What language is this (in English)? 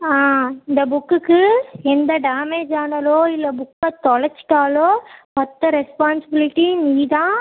Tamil